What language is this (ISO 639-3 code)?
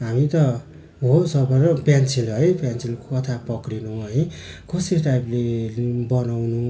nep